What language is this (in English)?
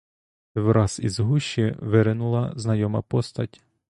Ukrainian